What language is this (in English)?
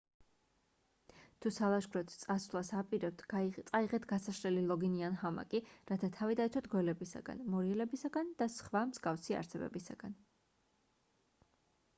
Georgian